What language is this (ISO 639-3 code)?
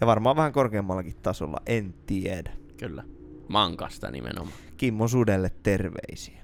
fin